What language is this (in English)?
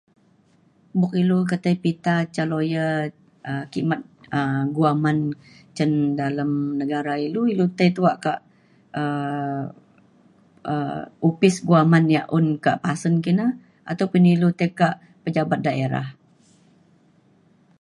Mainstream Kenyah